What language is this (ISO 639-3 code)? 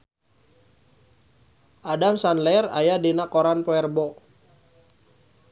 sun